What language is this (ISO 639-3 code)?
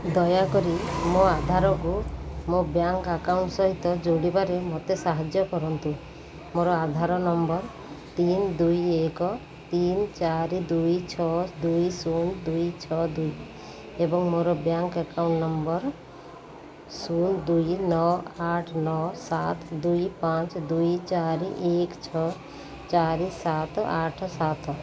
ori